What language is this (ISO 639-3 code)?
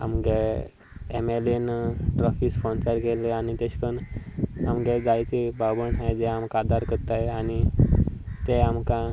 kok